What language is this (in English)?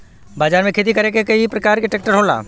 Bhojpuri